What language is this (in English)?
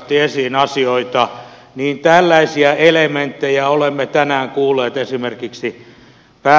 Finnish